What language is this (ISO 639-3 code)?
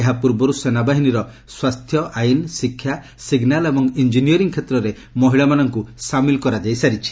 ori